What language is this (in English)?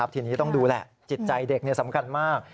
Thai